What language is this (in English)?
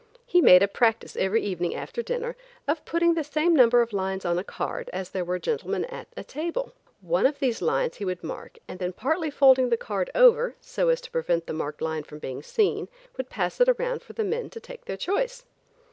English